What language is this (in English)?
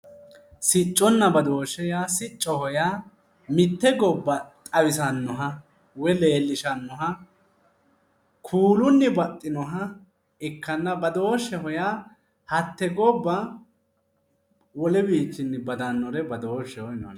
Sidamo